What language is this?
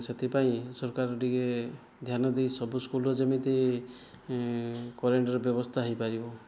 Odia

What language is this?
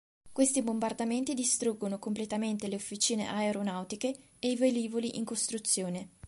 Italian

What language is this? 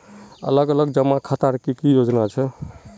Magahi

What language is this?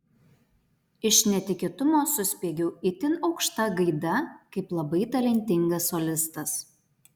Lithuanian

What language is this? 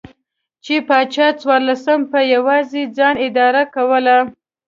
Pashto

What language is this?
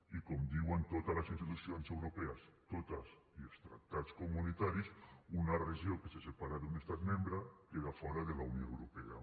Catalan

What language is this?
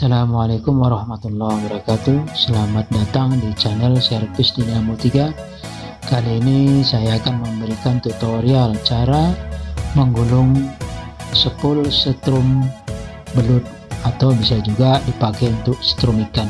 Indonesian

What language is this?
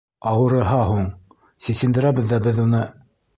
Bashkir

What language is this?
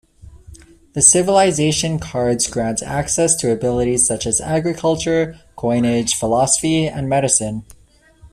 English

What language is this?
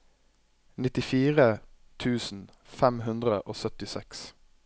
Norwegian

